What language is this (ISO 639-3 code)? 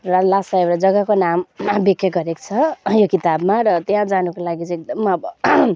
nep